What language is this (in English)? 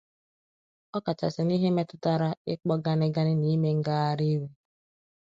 Igbo